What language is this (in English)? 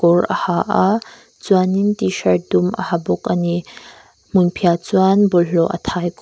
Mizo